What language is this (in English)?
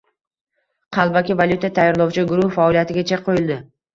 Uzbek